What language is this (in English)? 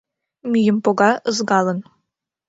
Mari